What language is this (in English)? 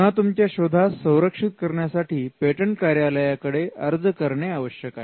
Marathi